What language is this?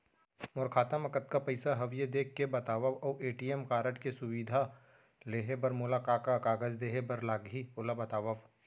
Chhattisgarhi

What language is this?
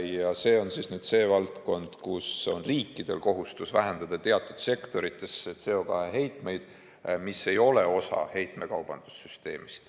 Estonian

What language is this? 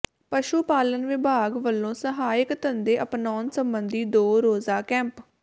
Punjabi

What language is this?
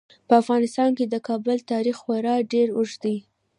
Pashto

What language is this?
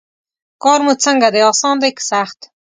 Pashto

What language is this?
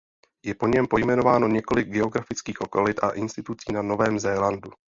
Czech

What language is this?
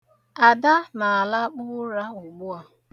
Igbo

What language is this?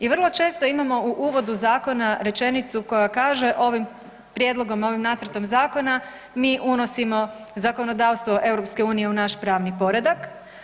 Croatian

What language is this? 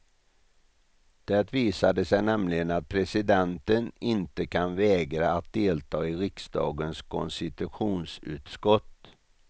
Swedish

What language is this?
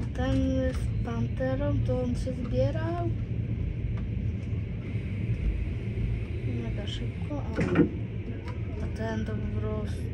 Polish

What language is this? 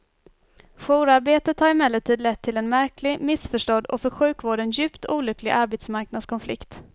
Swedish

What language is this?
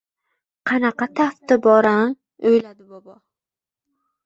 Uzbek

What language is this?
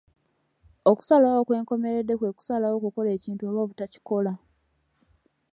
Ganda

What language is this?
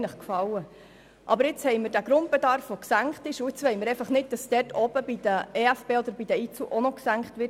Swiss German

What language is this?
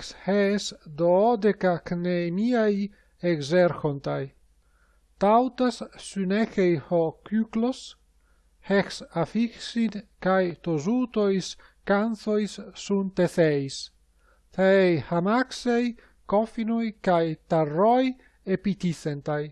Greek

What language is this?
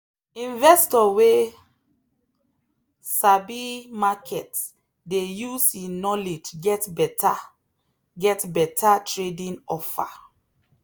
Nigerian Pidgin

